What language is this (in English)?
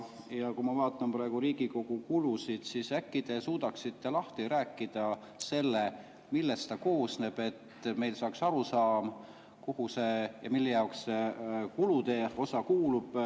Estonian